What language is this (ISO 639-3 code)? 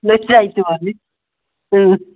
mni